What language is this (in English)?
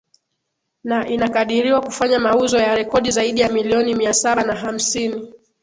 Swahili